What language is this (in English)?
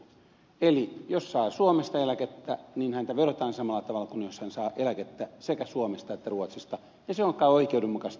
Finnish